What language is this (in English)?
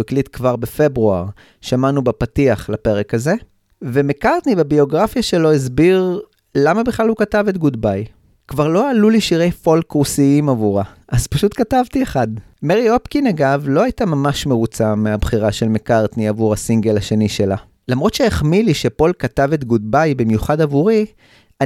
Hebrew